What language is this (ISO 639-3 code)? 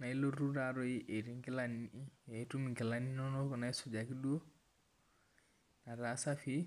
mas